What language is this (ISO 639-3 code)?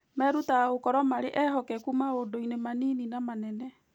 kik